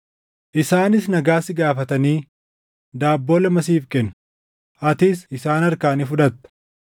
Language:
Oromo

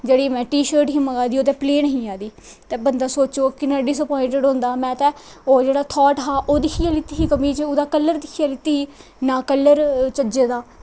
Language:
Dogri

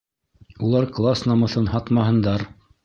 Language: Bashkir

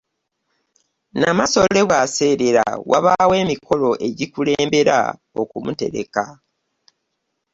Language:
Ganda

